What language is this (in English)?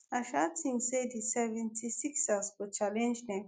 Nigerian Pidgin